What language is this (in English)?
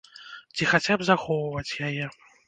Belarusian